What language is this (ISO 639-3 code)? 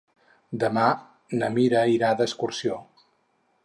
cat